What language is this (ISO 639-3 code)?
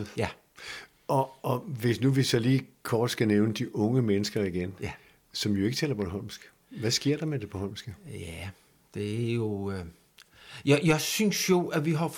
dan